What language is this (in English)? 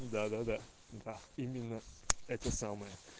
Russian